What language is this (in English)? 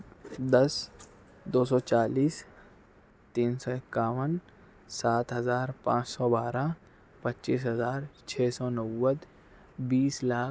Urdu